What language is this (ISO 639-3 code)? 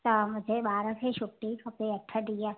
snd